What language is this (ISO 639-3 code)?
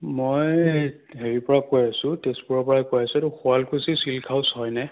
asm